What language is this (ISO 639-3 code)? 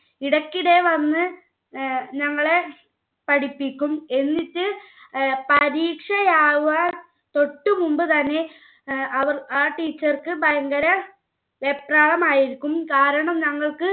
mal